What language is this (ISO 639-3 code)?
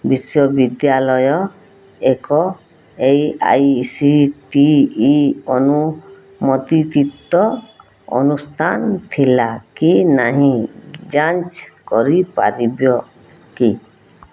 ori